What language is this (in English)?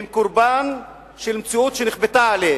Hebrew